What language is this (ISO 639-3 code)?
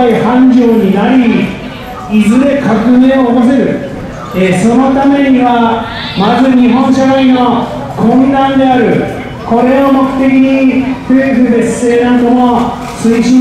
jpn